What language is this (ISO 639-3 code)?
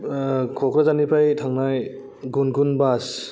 brx